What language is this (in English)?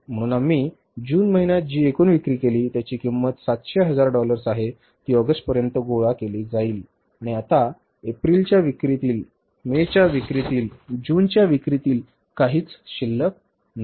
Marathi